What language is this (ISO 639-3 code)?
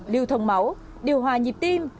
vie